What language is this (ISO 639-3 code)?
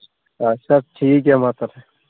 sat